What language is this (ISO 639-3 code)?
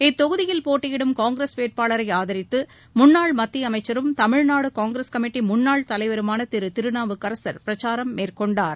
tam